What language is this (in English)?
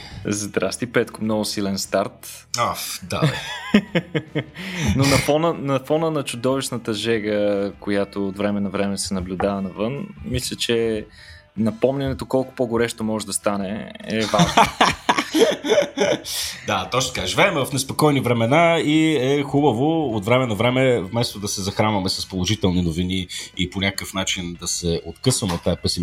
Bulgarian